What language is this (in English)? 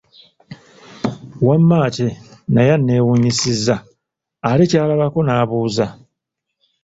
Ganda